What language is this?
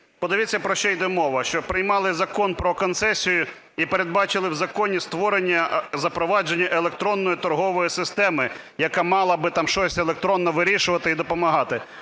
Ukrainian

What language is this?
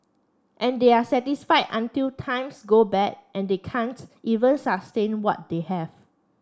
English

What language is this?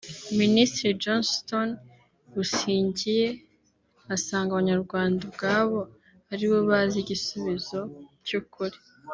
Kinyarwanda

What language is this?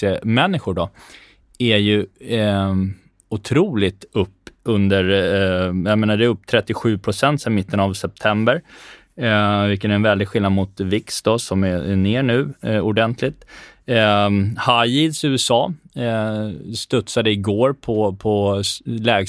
Swedish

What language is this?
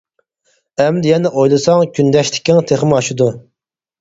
Uyghur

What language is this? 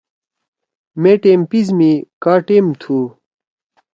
Torwali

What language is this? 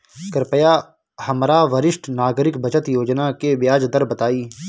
Bhojpuri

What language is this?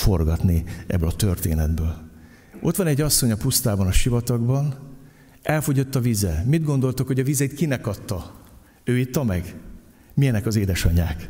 Hungarian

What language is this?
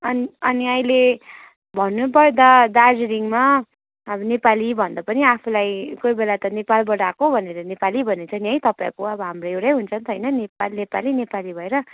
Nepali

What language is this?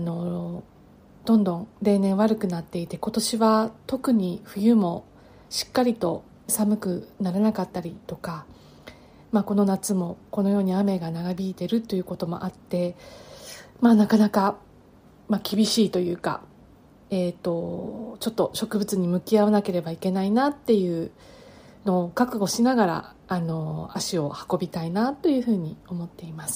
Japanese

